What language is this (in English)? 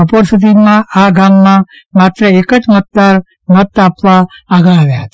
Gujarati